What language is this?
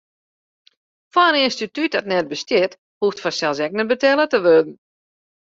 Western Frisian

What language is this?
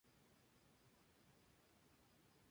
Spanish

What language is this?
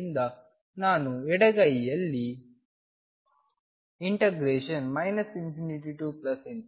Kannada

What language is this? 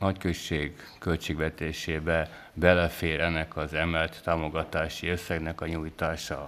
Hungarian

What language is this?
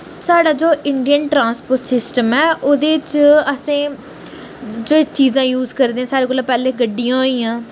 Dogri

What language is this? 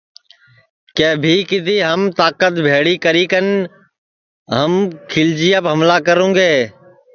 Sansi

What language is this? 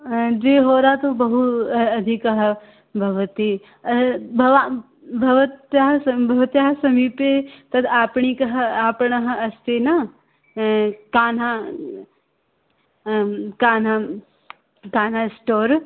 Sanskrit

